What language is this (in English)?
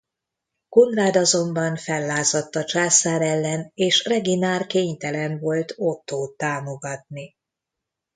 Hungarian